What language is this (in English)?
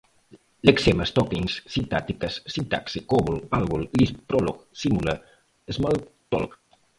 Portuguese